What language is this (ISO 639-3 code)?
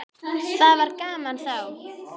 isl